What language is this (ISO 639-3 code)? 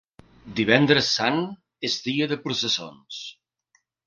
cat